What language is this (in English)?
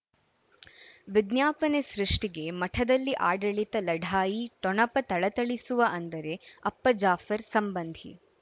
Kannada